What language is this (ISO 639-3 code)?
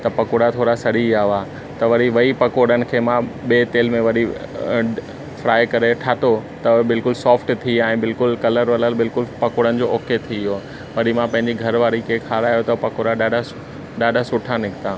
snd